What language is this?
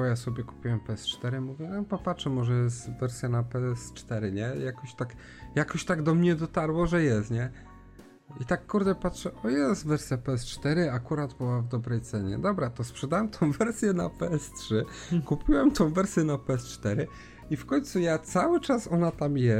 Polish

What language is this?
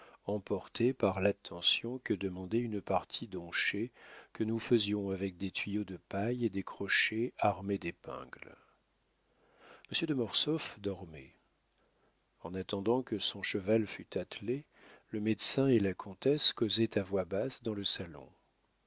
French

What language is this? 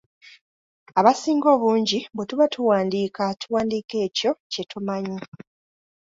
Ganda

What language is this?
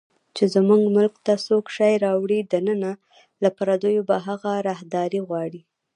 Pashto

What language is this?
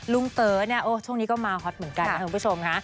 Thai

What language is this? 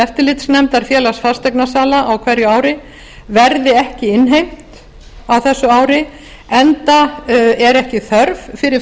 Icelandic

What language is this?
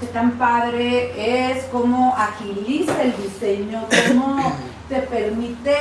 Spanish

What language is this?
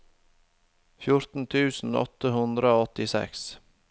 Norwegian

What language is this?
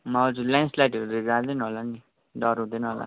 Nepali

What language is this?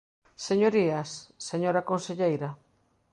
Galician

